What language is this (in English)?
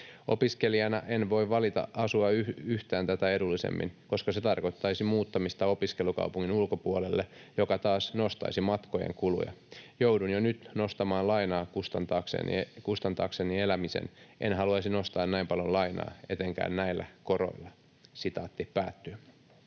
Finnish